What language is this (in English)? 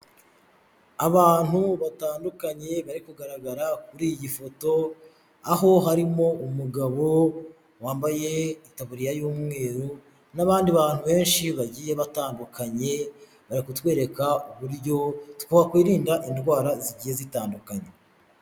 Kinyarwanda